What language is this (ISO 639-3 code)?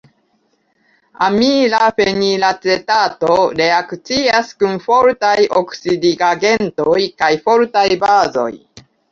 epo